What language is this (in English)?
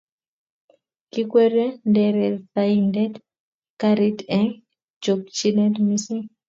Kalenjin